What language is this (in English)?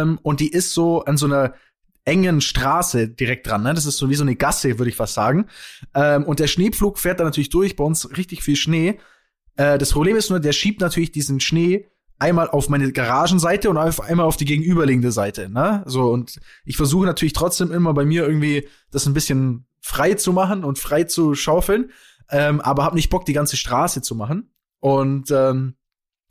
German